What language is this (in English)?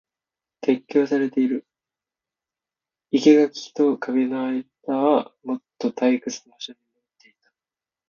Japanese